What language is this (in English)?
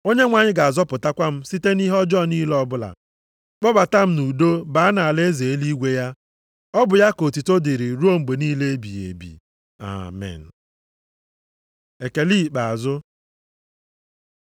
Igbo